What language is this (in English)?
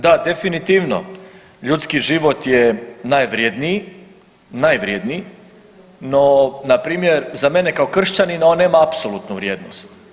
Croatian